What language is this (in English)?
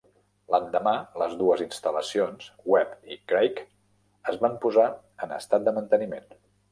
Catalan